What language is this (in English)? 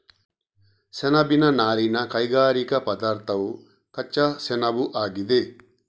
Kannada